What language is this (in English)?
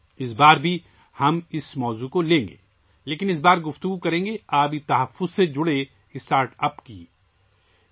Urdu